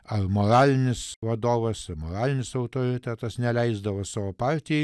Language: Lithuanian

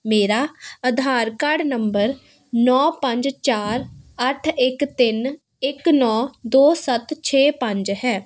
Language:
Punjabi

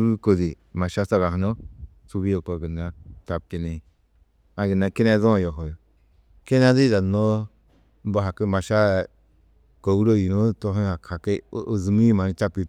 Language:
Tedaga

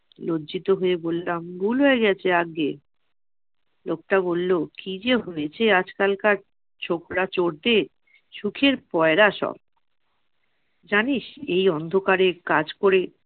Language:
Bangla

